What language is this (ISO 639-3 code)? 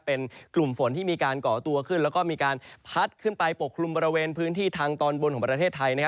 tha